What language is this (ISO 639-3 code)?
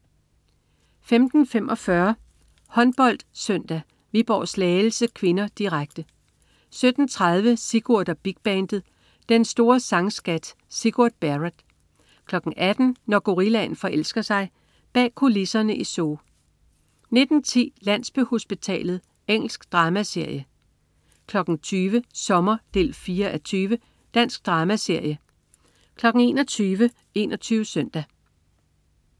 dan